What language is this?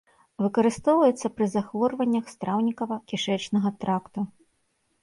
Belarusian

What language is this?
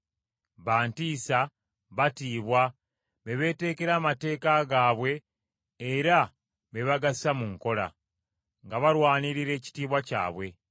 Ganda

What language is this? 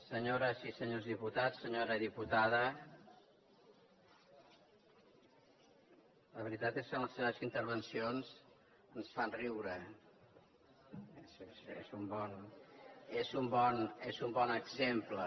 Catalan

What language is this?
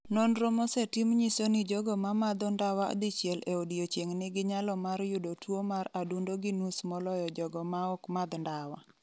Luo (Kenya and Tanzania)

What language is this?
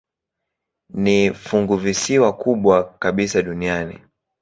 Swahili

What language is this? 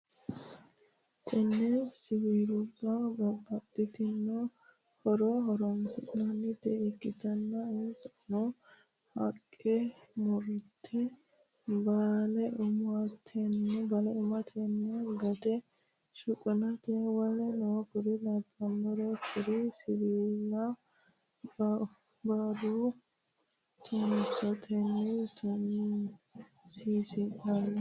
Sidamo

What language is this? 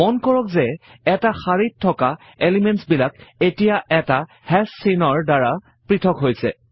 Assamese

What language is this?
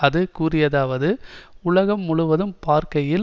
Tamil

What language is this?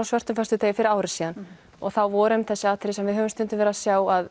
Icelandic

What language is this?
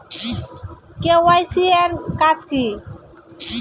Bangla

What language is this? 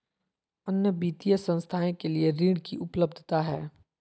Magahi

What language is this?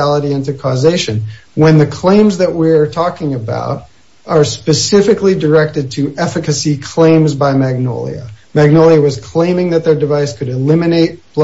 English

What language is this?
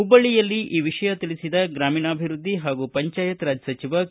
Kannada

